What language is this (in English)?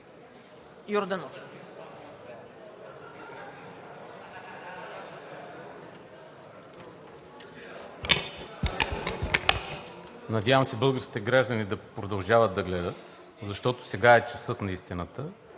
Bulgarian